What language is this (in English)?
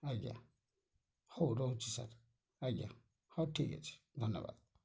Odia